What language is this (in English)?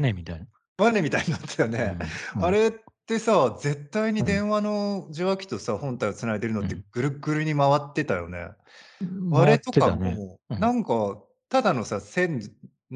Japanese